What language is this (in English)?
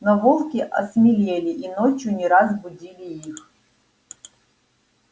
Russian